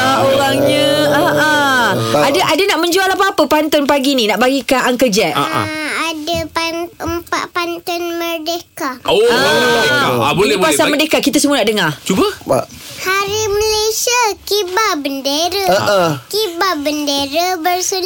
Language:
Malay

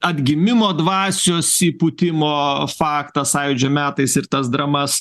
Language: Lithuanian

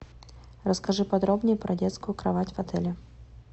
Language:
Russian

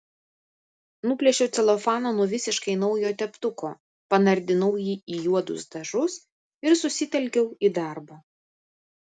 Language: Lithuanian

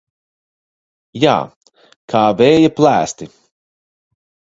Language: Latvian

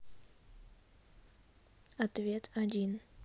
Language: Russian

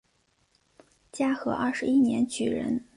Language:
Chinese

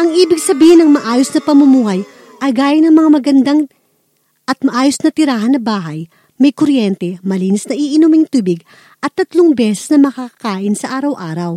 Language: Filipino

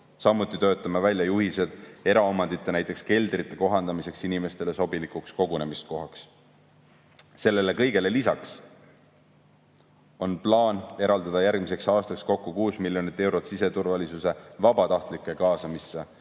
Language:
Estonian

